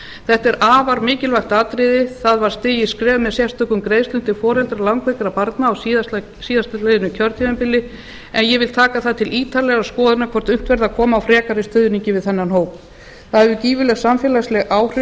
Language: Icelandic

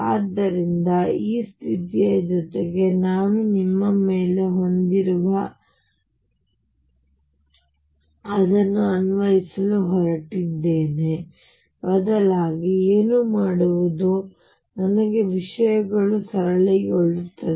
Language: Kannada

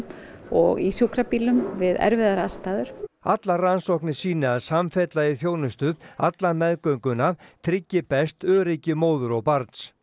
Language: Icelandic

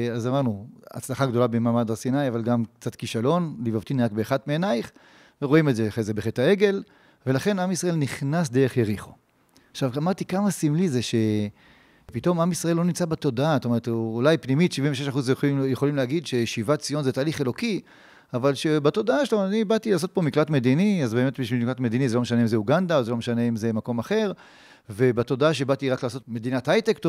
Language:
Hebrew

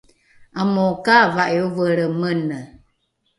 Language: Rukai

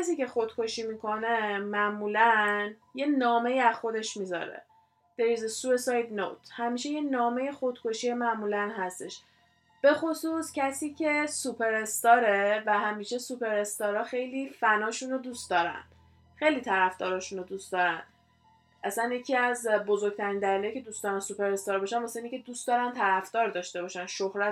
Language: Persian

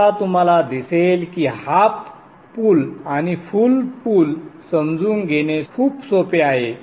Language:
Marathi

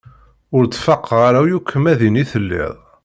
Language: Kabyle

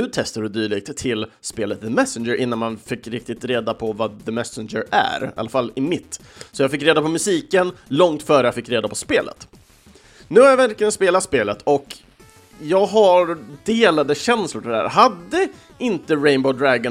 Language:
Swedish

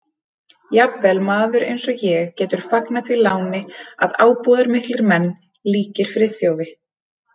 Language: Icelandic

